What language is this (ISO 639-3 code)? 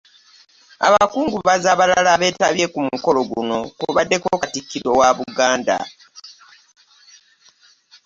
lug